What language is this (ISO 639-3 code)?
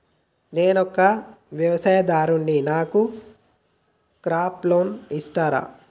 tel